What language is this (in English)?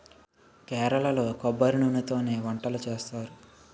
Telugu